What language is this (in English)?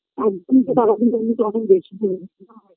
Bangla